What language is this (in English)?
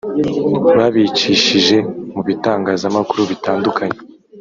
Kinyarwanda